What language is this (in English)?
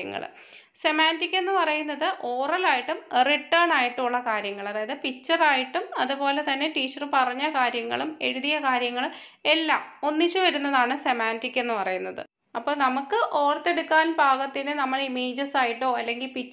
Malayalam